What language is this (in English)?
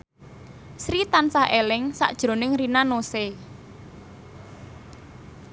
Javanese